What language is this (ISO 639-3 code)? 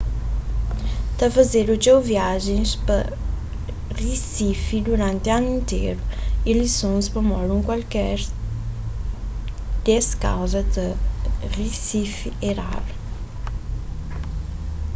kea